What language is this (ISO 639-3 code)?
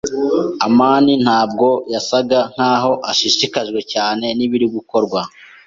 kin